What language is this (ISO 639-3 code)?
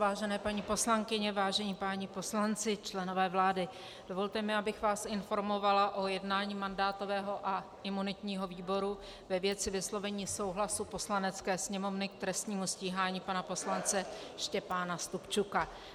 ces